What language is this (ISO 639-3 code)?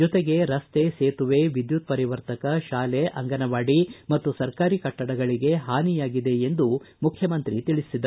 kan